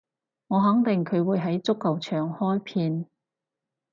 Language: Cantonese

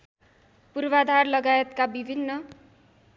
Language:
Nepali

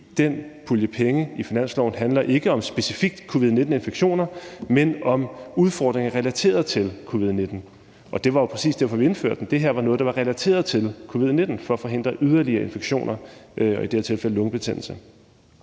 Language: Danish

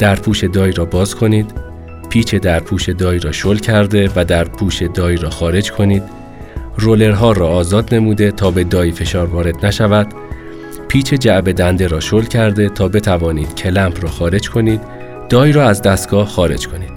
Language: Persian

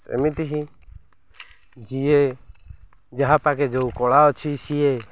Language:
Odia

